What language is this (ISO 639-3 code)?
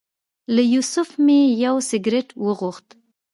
pus